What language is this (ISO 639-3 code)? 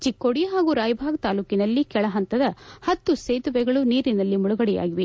kan